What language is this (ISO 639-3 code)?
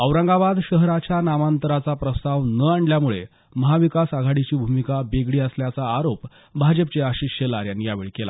mar